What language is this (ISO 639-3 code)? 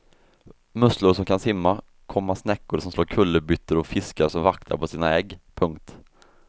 swe